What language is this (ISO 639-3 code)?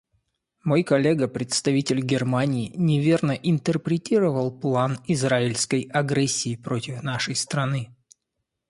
rus